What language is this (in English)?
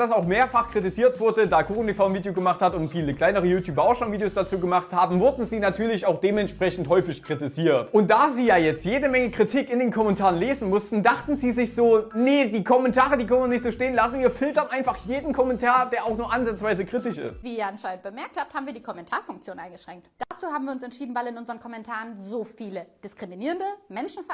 German